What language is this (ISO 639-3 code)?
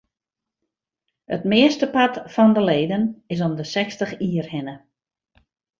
fry